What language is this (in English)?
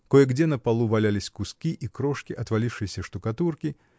Russian